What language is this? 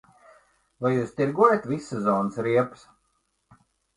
Latvian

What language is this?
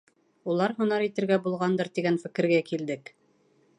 Bashkir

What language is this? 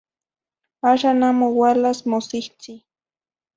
Zacatlán-Ahuacatlán-Tepetzintla Nahuatl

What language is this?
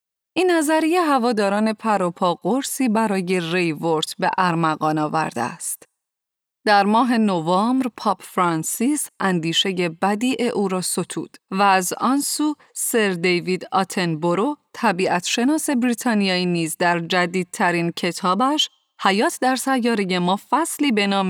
Persian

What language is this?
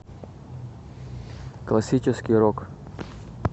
Russian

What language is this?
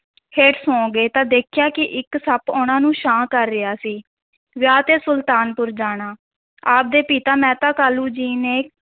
Punjabi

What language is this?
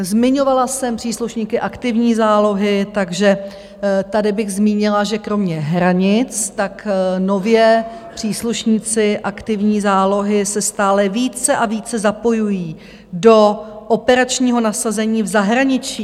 Czech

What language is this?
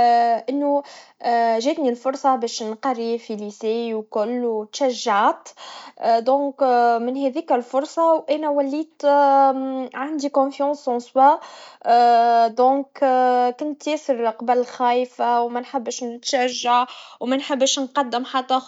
Tunisian Arabic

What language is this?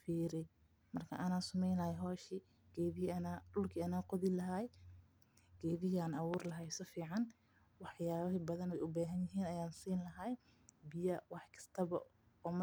Somali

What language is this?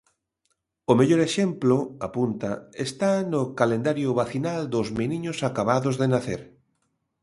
Galician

